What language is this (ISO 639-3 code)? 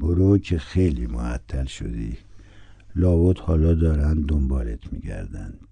fas